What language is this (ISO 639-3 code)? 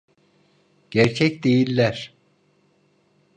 tur